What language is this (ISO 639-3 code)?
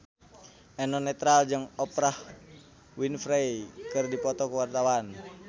sun